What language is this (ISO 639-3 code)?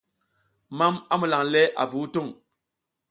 giz